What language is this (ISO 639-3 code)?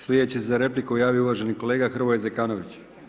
hrv